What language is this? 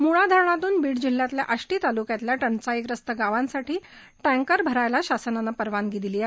Marathi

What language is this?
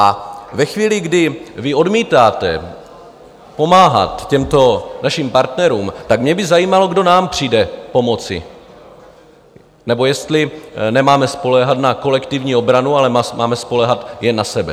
Czech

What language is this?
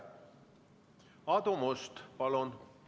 Estonian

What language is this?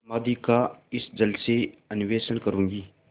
Hindi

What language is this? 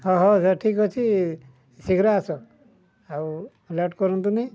Odia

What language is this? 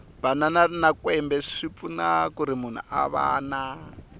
Tsonga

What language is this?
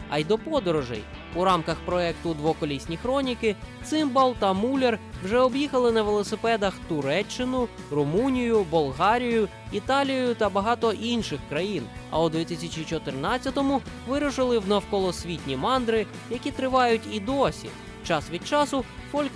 Ukrainian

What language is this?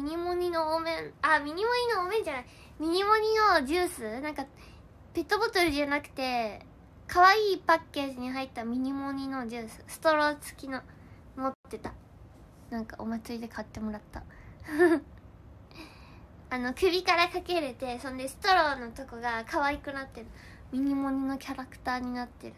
Japanese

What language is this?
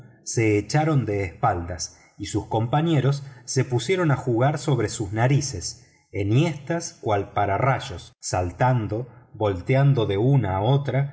Spanish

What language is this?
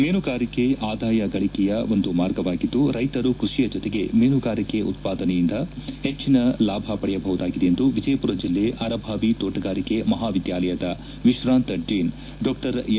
Kannada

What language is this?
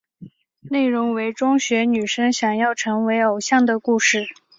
Chinese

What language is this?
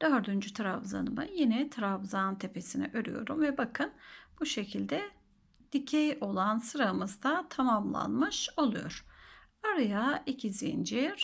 Turkish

